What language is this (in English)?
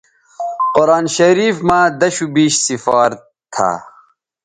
Bateri